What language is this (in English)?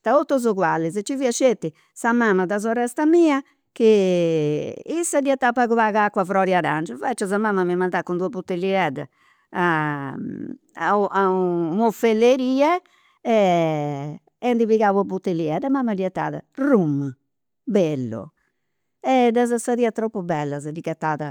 Campidanese Sardinian